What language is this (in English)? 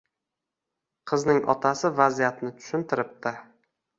Uzbek